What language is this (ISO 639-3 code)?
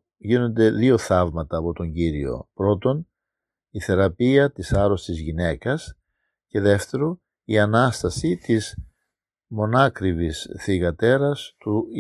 ell